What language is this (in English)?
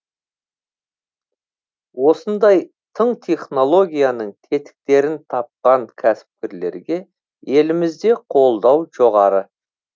Kazakh